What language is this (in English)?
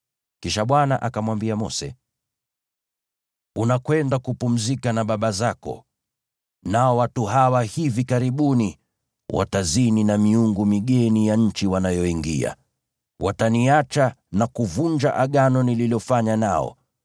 Swahili